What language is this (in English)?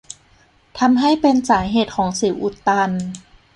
Thai